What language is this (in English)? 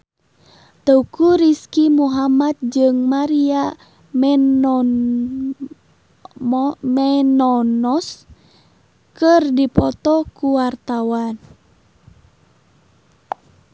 Sundanese